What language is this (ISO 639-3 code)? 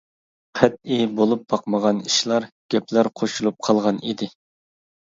uig